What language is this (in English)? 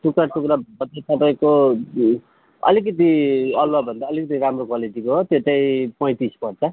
Nepali